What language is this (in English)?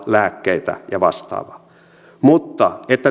Finnish